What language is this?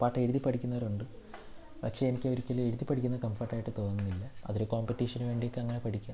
Malayalam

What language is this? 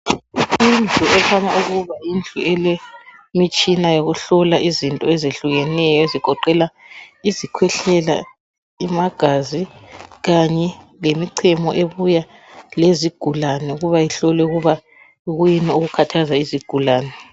North Ndebele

